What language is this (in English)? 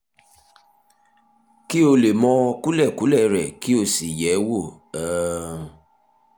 Yoruba